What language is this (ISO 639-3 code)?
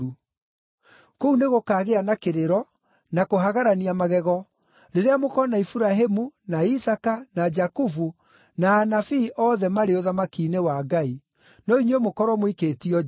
kik